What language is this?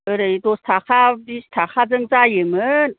Bodo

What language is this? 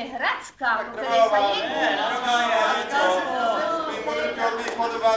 Romanian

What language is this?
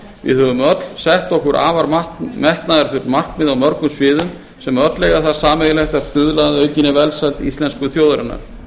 Icelandic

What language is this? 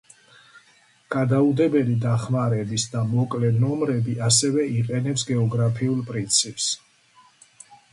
Georgian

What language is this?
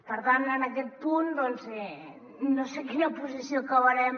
Catalan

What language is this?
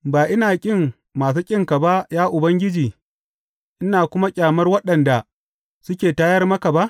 Hausa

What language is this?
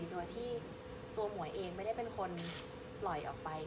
Thai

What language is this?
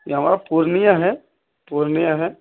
Urdu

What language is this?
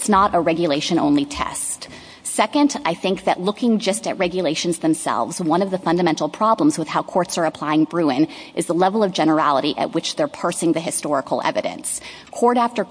English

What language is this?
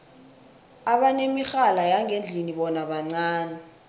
South Ndebele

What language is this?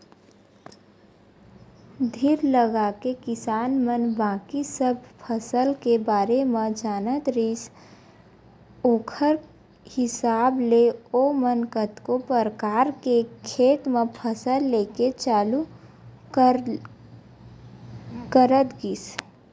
Chhattisgarhi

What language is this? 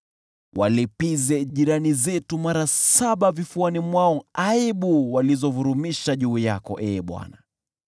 Swahili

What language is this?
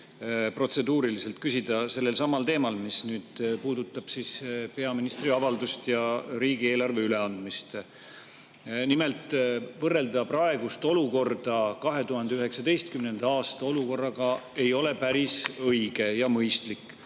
Estonian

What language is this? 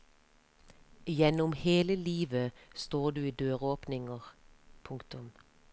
Norwegian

